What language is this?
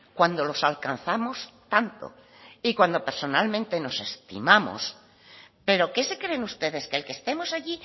Spanish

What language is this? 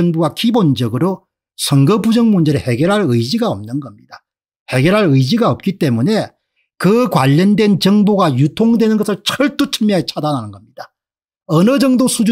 Korean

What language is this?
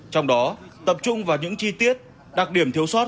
Vietnamese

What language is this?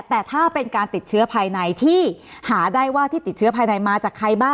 Thai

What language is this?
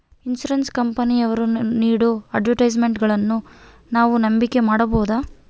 Kannada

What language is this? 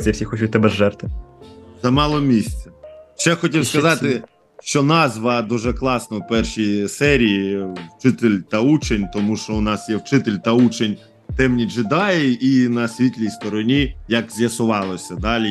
Ukrainian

